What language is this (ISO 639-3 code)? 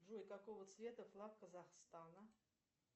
rus